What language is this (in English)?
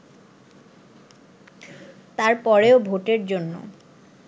Bangla